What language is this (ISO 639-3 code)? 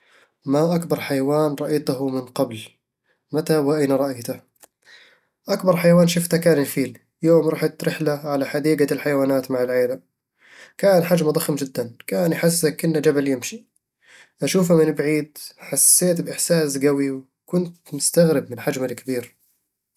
avl